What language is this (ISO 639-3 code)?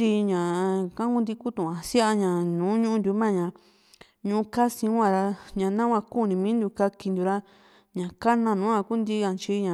vmc